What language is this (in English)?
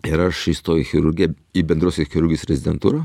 Lithuanian